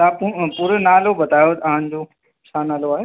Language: Sindhi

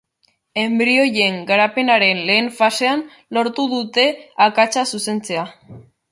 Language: Basque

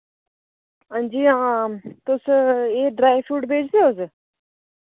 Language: Dogri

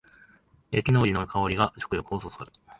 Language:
Japanese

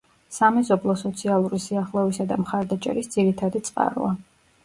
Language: Georgian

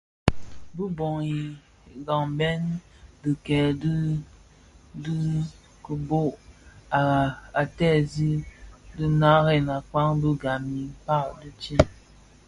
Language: Bafia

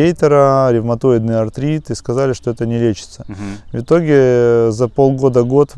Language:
Russian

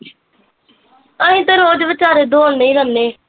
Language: Punjabi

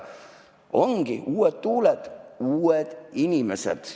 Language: Estonian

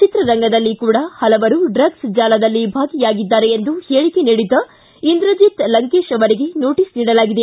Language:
Kannada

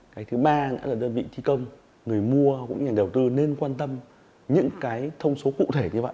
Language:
Vietnamese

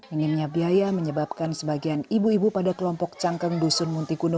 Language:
Indonesian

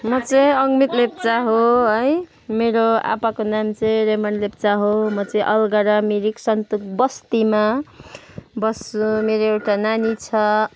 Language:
Nepali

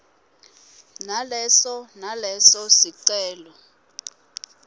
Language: Swati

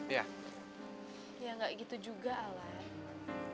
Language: Indonesian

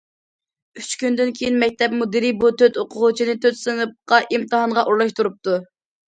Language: Uyghur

